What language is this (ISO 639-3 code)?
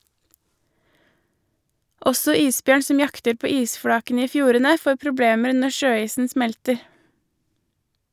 nor